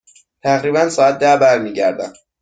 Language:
Persian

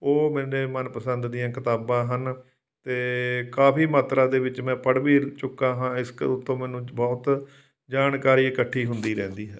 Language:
Punjabi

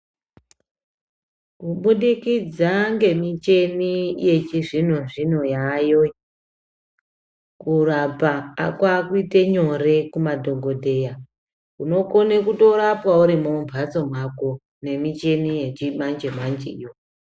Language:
Ndau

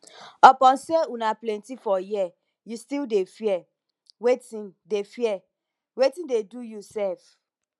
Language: Nigerian Pidgin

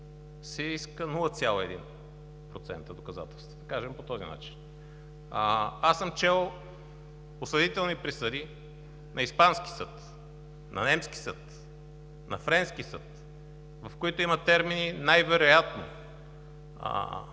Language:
Bulgarian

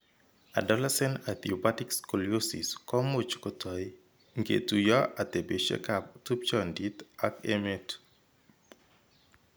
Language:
Kalenjin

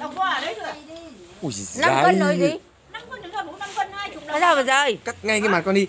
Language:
Vietnamese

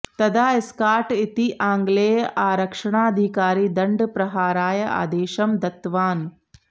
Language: Sanskrit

